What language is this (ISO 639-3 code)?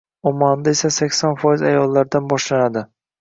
uzb